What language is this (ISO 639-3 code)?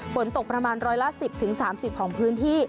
tha